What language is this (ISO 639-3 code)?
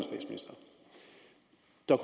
dan